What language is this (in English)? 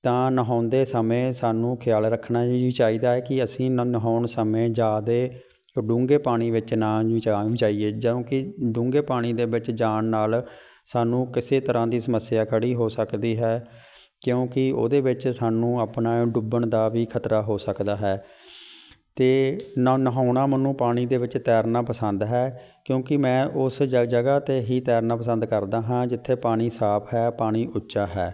Punjabi